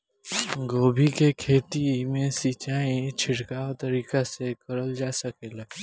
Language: Bhojpuri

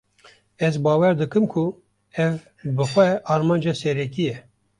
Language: Kurdish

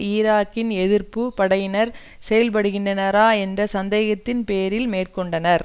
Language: Tamil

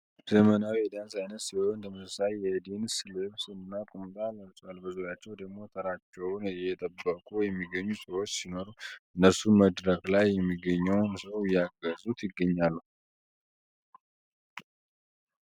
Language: Amharic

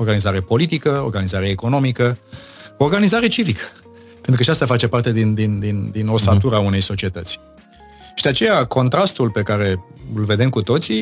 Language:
Romanian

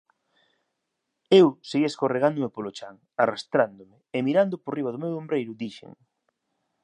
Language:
Galician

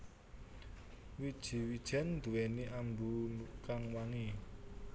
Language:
Javanese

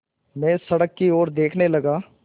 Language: Hindi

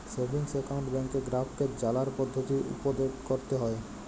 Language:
Bangla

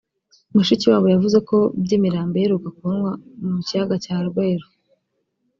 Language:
Kinyarwanda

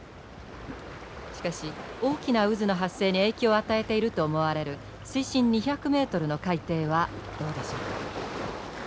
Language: Japanese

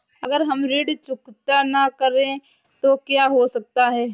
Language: Hindi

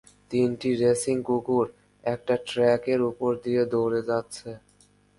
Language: Bangla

